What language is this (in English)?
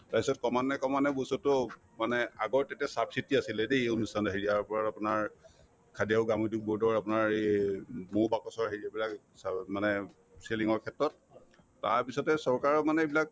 Assamese